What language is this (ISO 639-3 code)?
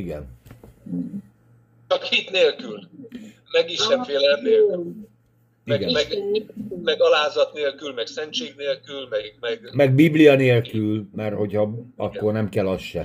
hun